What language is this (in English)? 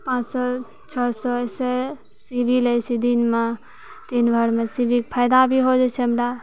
Maithili